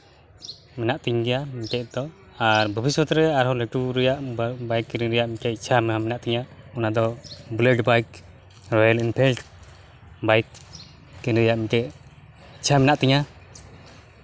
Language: Santali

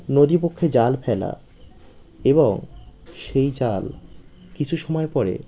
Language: Bangla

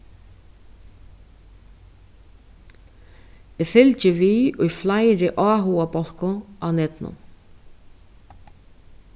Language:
Faroese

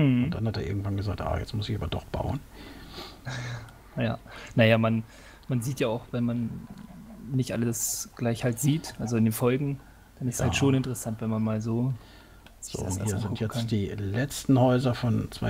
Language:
German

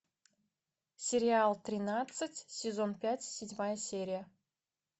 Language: Russian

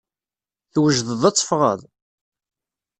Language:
Kabyle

